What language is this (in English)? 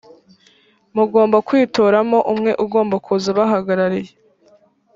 Kinyarwanda